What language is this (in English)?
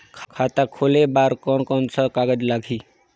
Chhattisgarhi